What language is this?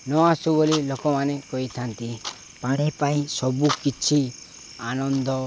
Odia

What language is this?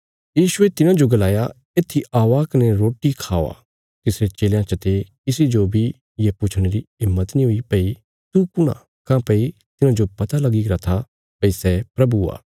Bilaspuri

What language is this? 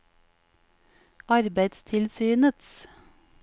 Norwegian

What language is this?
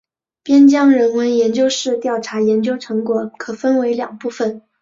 Chinese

